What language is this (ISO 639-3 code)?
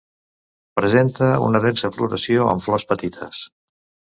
cat